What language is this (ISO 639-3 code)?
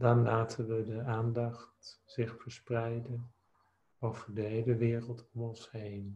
nld